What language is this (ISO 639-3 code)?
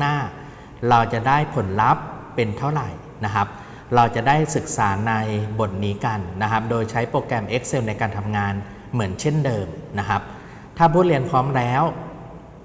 tha